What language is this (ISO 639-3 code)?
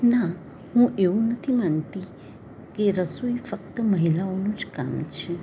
guj